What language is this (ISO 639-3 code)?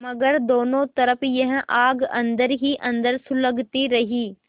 hin